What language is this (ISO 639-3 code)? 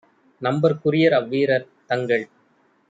tam